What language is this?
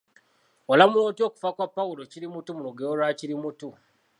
Ganda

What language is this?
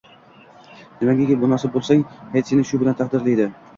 Uzbek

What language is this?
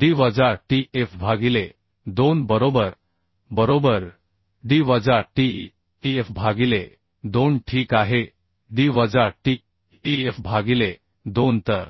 Marathi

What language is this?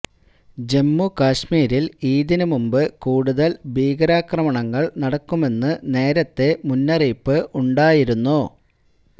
Malayalam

